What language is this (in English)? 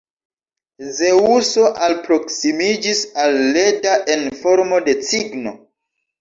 Esperanto